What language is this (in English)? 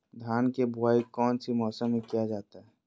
Magahi